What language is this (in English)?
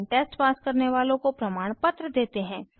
Hindi